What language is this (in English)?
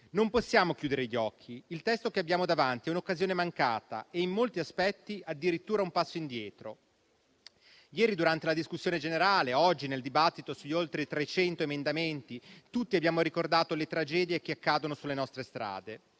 Italian